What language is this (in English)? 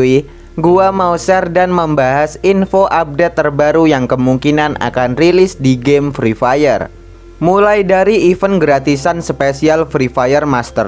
Indonesian